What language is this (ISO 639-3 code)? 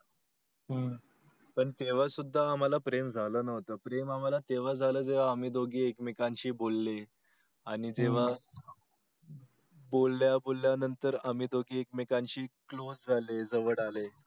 mar